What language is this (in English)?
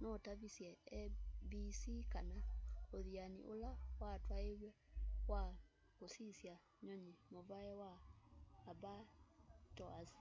Kamba